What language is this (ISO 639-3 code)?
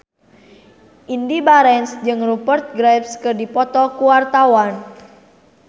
sun